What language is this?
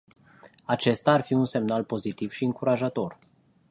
Romanian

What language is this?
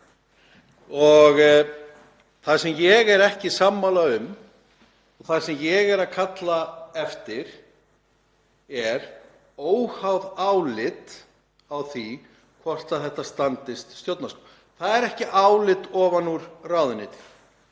Icelandic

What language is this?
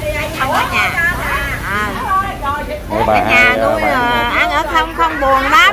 Vietnamese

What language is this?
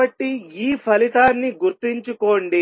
Telugu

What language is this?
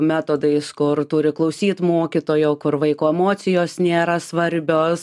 Lithuanian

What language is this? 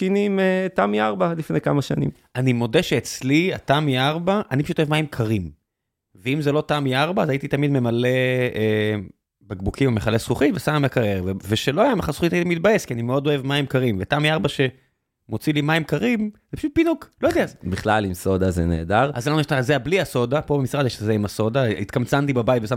Hebrew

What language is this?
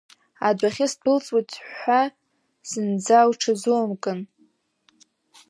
Abkhazian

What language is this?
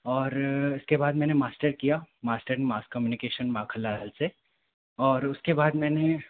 Hindi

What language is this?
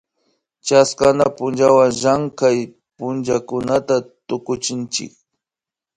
Imbabura Highland Quichua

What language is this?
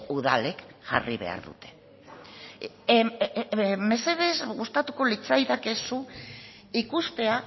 Basque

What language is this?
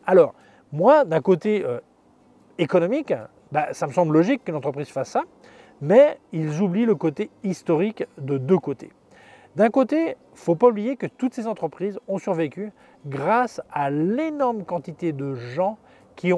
French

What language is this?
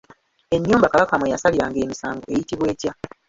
Ganda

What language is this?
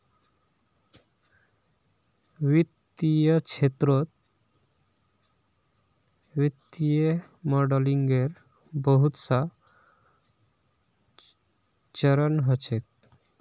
Magahi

